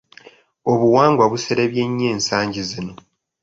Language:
Ganda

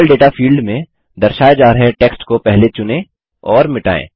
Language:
Hindi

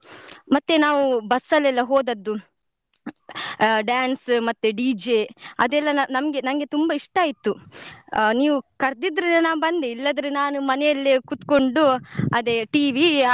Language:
Kannada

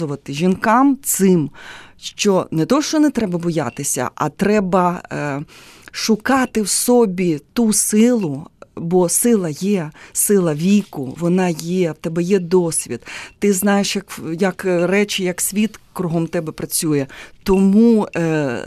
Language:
Ukrainian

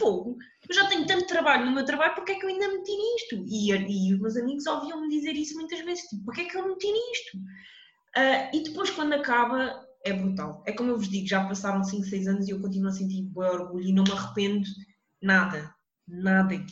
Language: Portuguese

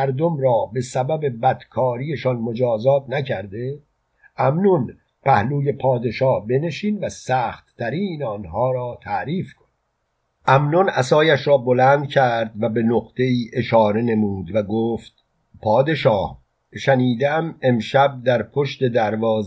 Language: Persian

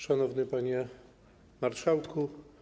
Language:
Polish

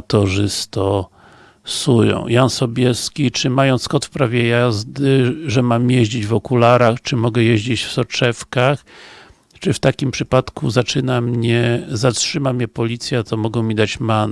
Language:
Polish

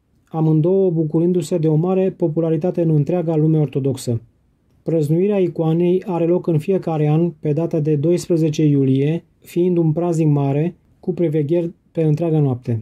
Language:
Romanian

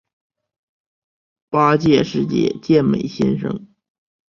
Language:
Chinese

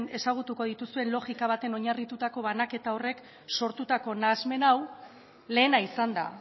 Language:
Basque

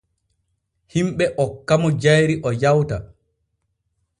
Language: Borgu Fulfulde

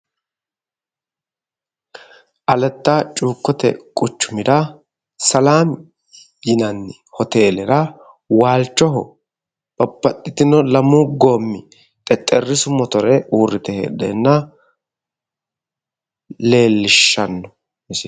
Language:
Sidamo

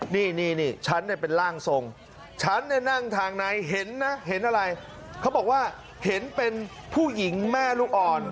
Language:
Thai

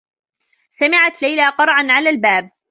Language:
Arabic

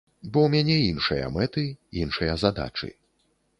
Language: Belarusian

